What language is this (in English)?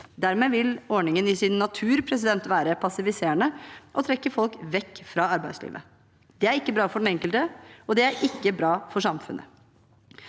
Norwegian